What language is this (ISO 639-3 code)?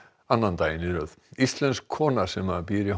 isl